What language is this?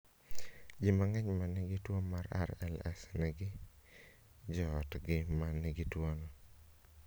Luo (Kenya and Tanzania)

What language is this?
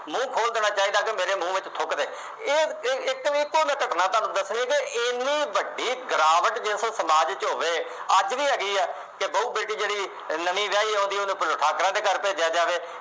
Punjabi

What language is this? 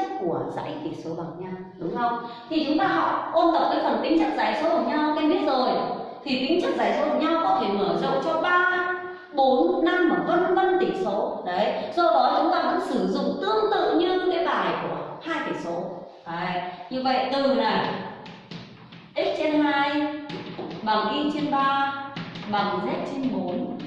Vietnamese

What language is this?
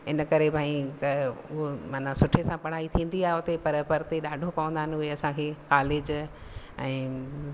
Sindhi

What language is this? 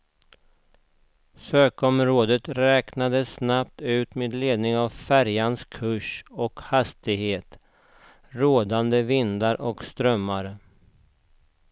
Swedish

